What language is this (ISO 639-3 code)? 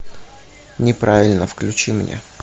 rus